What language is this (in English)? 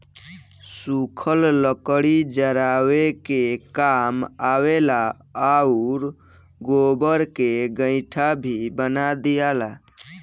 Bhojpuri